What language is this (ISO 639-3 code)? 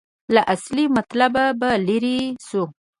pus